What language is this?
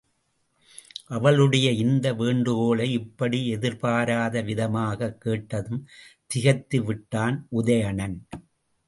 Tamil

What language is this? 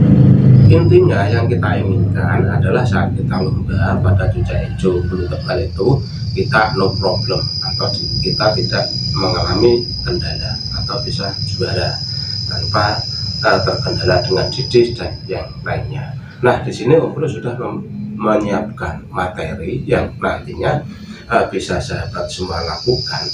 Indonesian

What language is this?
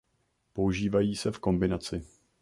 Czech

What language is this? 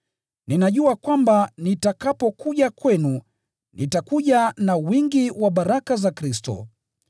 Swahili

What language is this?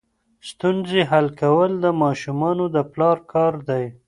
Pashto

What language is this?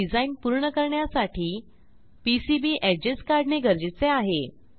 Marathi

